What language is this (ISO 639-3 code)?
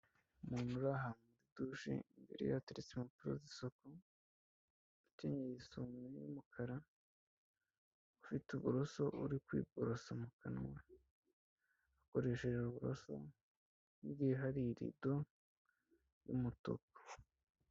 kin